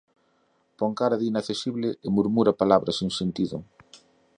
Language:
Galician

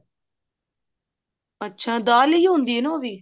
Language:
Punjabi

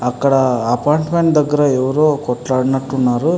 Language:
Telugu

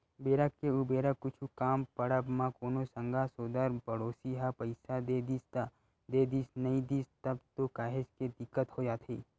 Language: Chhattisgarhi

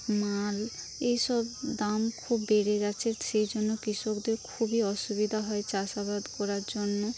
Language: Bangla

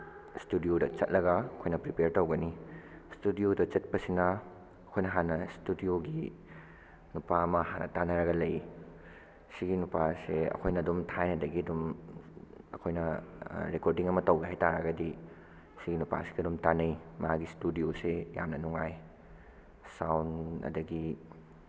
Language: Manipuri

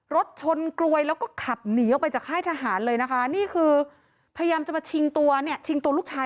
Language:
Thai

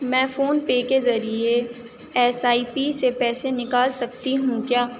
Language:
Urdu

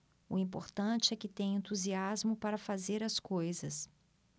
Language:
Portuguese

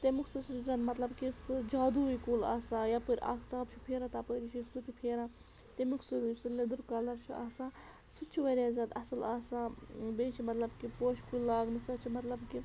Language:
Kashmiri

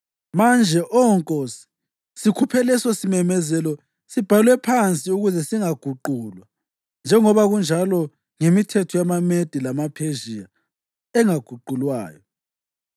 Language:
North Ndebele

